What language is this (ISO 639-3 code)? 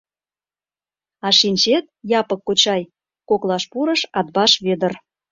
chm